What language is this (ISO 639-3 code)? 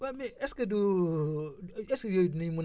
wol